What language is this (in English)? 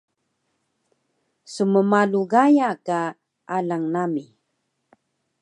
Taroko